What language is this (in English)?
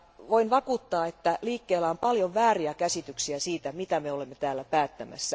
Finnish